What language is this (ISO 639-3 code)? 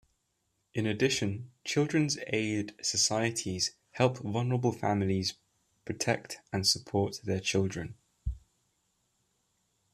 eng